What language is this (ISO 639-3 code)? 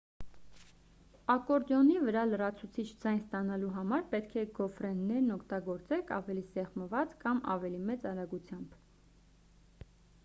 hye